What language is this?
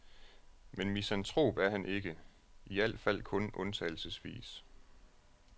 Danish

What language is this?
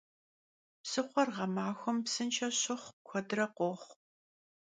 Kabardian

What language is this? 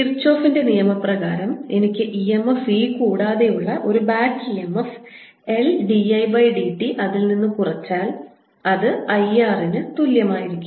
Malayalam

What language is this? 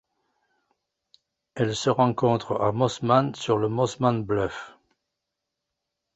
French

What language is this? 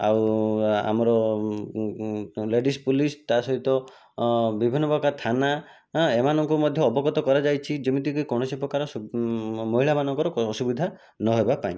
Odia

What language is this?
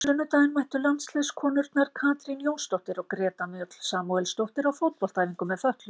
Icelandic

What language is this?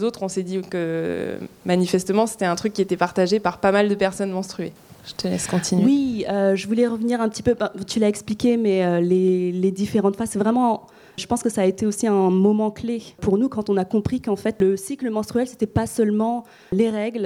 French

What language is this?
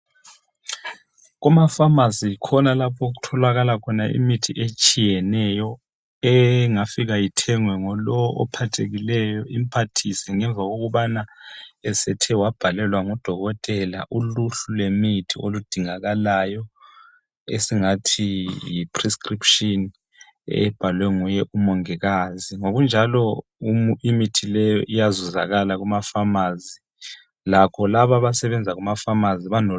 North Ndebele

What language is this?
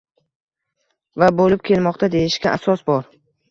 Uzbek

